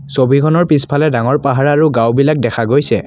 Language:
Assamese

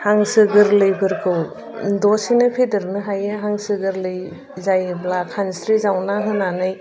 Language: Bodo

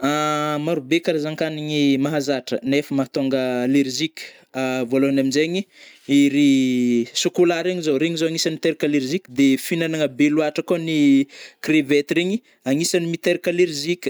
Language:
Northern Betsimisaraka Malagasy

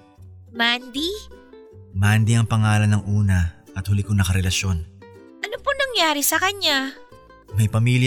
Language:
Filipino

